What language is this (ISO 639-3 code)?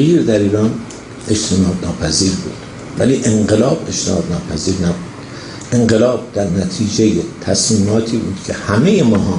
fas